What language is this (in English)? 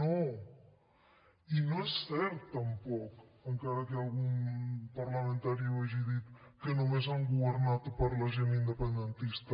Catalan